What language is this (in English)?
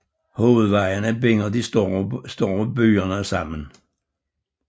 Danish